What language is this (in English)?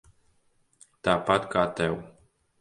Latvian